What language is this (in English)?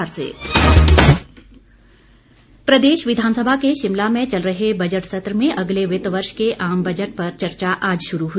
Hindi